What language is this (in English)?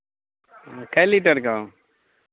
Hindi